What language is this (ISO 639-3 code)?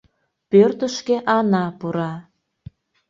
chm